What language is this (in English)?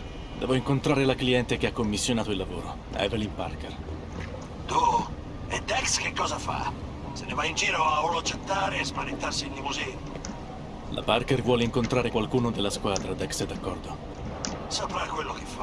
Italian